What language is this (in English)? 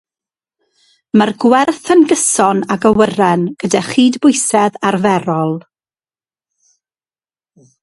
Welsh